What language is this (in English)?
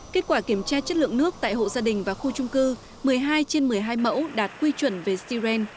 Vietnamese